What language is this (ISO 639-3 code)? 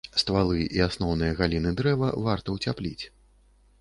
bel